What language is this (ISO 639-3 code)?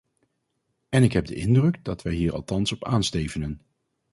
nld